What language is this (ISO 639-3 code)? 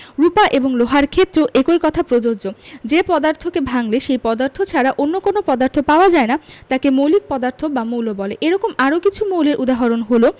ben